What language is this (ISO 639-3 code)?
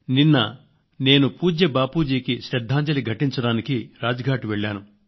tel